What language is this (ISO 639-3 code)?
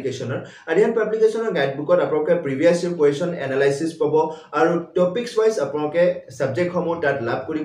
ben